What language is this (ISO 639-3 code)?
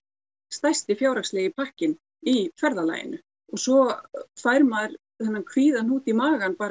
isl